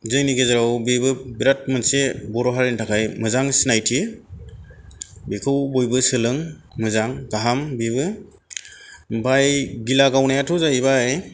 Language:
Bodo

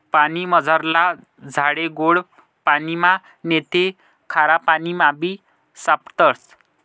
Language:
Marathi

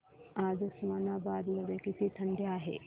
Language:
Marathi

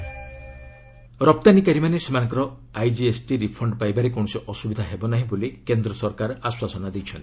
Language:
Odia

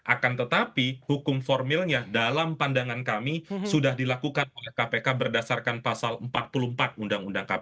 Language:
Indonesian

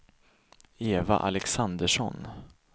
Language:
Swedish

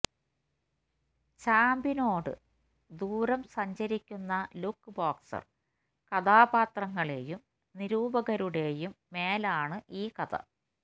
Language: Malayalam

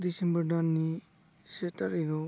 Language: Bodo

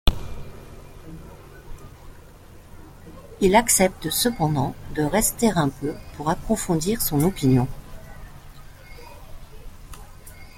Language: French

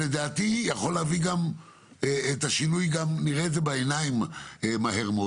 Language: Hebrew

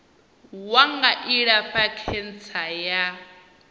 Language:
Venda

